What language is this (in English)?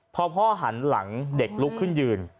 Thai